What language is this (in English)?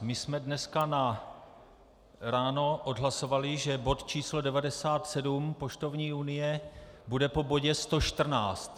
Czech